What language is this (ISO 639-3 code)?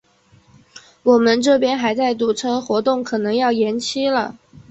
zho